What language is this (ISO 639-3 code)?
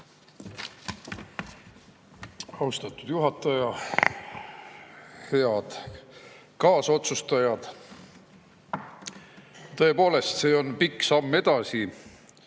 est